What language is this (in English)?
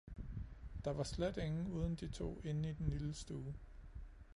Danish